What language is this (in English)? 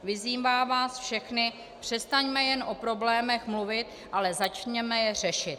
Czech